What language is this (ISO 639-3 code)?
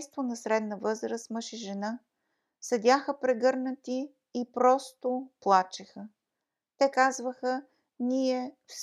bul